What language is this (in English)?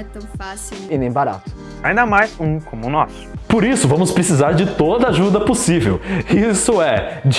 Portuguese